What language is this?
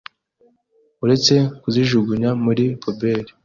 Kinyarwanda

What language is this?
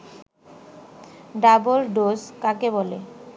Bangla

